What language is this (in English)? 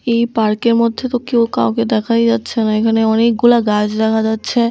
Bangla